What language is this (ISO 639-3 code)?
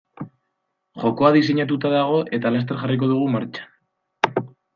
eus